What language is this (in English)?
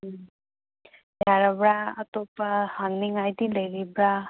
Manipuri